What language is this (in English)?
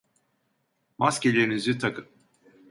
Turkish